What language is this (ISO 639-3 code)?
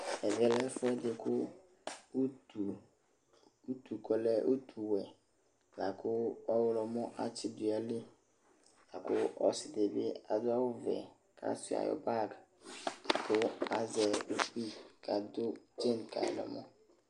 kpo